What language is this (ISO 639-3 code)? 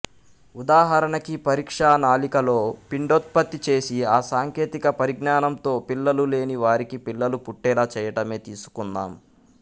tel